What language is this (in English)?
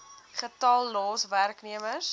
Afrikaans